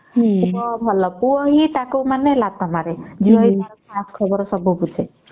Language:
Odia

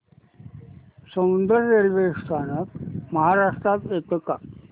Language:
Marathi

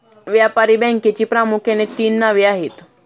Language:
Marathi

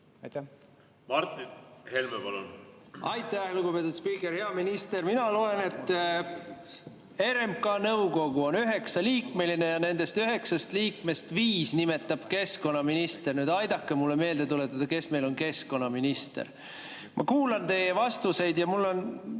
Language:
Estonian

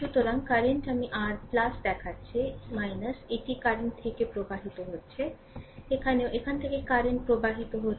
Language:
Bangla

